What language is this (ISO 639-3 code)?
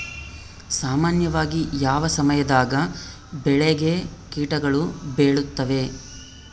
kan